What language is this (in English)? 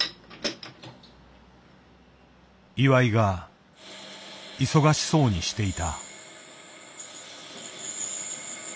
Japanese